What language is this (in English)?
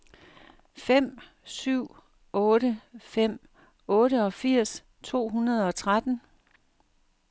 Danish